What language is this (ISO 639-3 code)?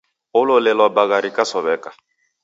dav